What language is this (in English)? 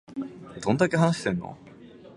Japanese